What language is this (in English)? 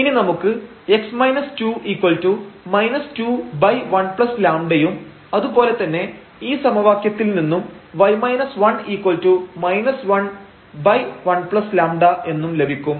Malayalam